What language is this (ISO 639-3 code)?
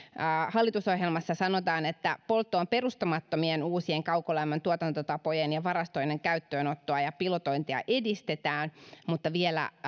fin